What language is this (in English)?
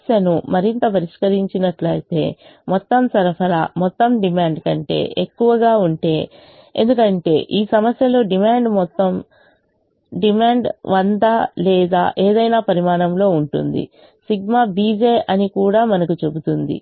Telugu